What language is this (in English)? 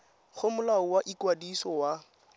Tswana